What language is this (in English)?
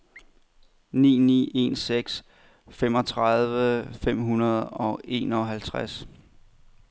Danish